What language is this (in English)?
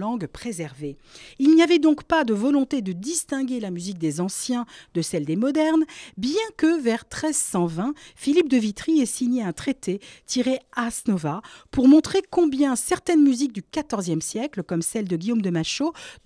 French